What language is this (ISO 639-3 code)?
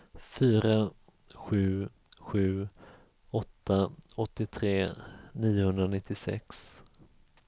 swe